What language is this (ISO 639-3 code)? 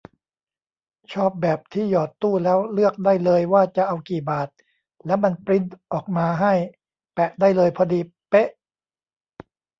tha